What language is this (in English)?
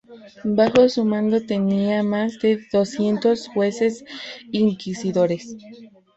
Spanish